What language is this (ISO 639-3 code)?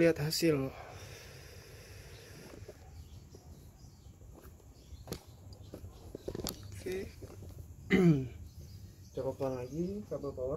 ind